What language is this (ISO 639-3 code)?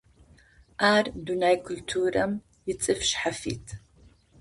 ady